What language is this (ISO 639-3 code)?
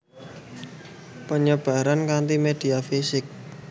jav